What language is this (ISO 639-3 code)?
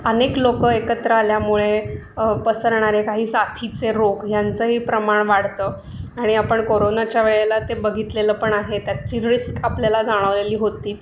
mar